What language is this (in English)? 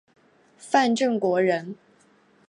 Chinese